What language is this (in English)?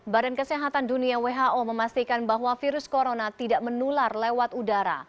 Indonesian